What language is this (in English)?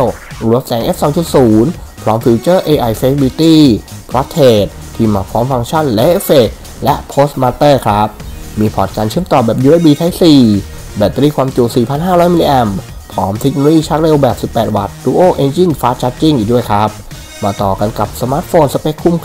Thai